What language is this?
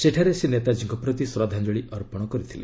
Odia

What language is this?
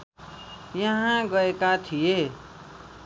Nepali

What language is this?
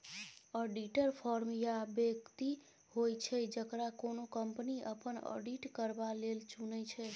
Maithili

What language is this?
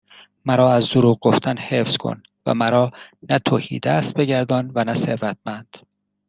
Persian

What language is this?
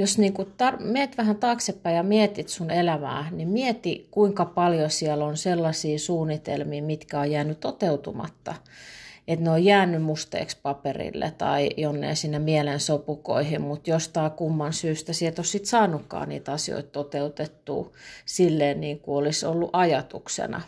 Finnish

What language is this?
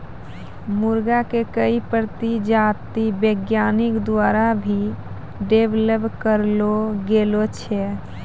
Maithili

